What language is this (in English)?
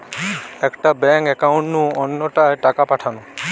Bangla